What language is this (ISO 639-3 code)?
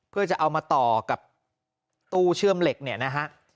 tha